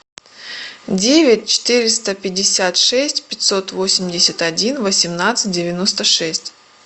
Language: Russian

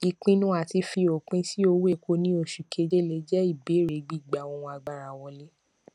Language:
Yoruba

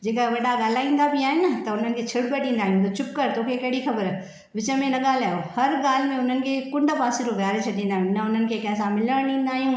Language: Sindhi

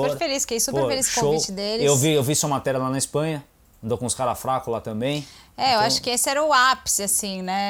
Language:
Portuguese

